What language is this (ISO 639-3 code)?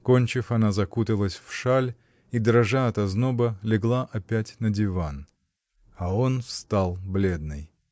rus